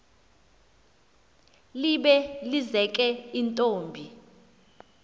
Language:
Xhosa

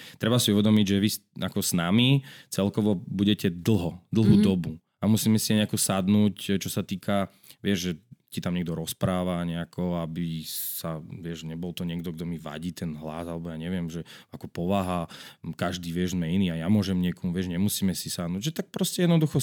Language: Slovak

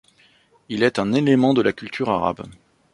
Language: French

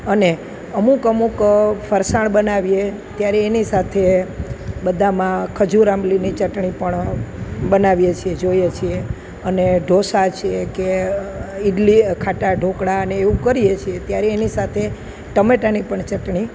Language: Gujarati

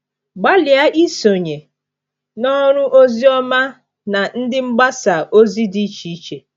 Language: Igbo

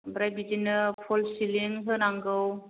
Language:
Bodo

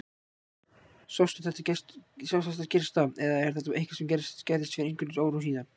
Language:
Icelandic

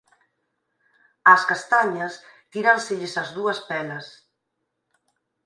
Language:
Galician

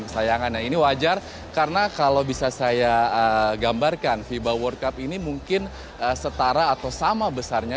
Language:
Indonesian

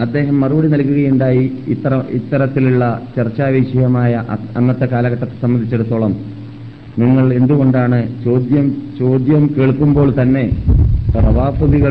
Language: Malayalam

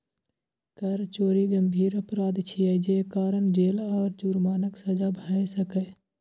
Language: Maithili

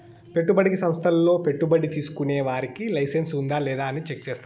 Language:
Telugu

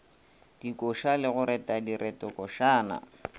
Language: Northern Sotho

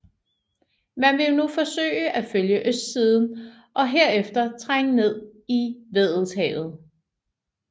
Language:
Danish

